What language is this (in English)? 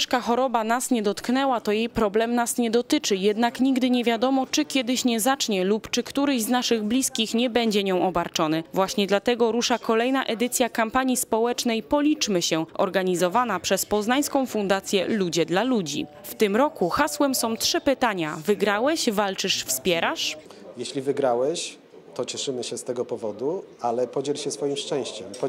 Polish